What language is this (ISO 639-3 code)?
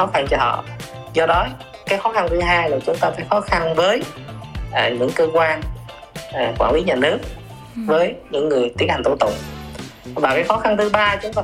vie